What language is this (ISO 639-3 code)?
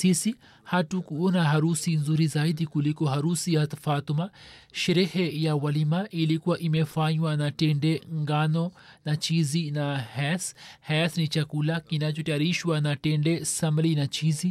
swa